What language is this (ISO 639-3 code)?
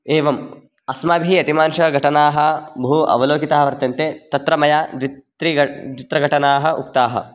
san